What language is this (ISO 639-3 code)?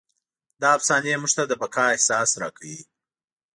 pus